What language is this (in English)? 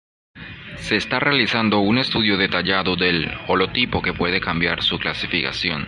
Spanish